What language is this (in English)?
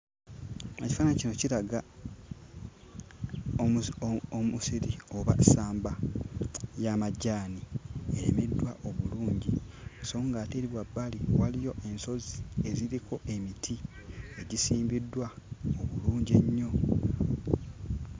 Ganda